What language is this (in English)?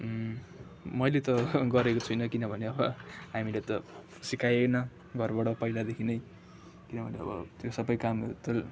Nepali